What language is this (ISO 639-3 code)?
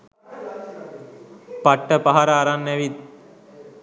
sin